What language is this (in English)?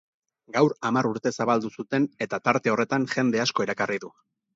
Basque